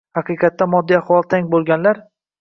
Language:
Uzbek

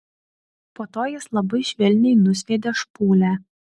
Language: Lithuanian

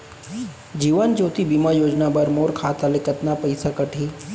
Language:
Chhattisgarhi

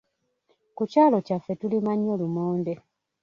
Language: Ganda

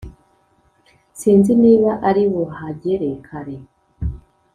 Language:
Kinyarwanda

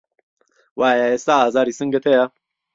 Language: Central Kurdish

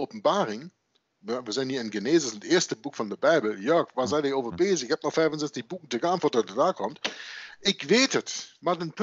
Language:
Dutch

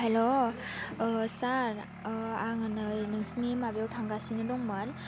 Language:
Bodo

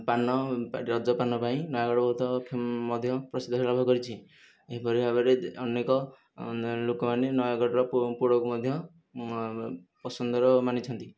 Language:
Odia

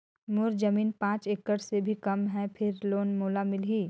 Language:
Chhattisgarhi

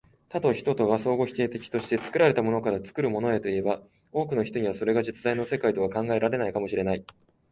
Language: Japanese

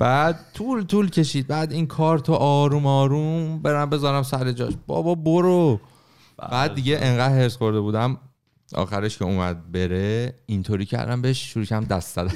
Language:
Persian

